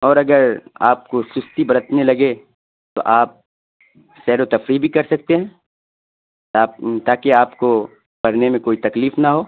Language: Urdu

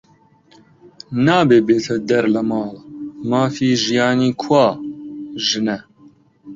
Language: Central Kurdish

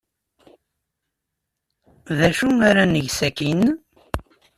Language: Kabyle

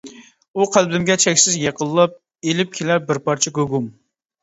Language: Uyghur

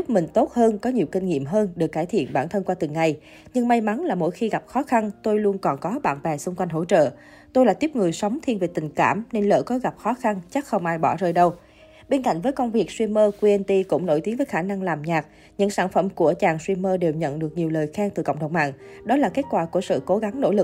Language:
Vietnamese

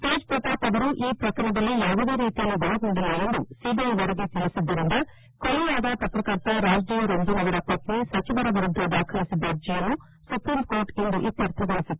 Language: Kannada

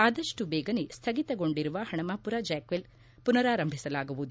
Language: Kannada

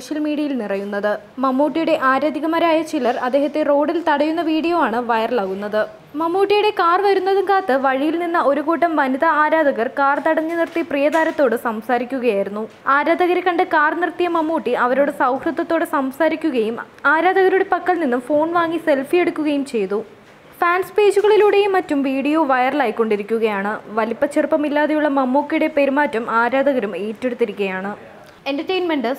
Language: Malayalam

